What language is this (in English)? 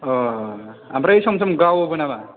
Bodo